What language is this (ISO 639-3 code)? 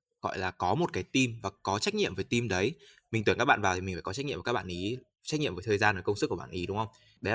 vie